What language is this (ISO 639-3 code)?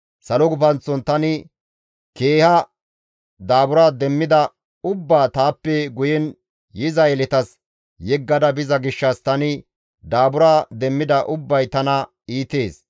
gmv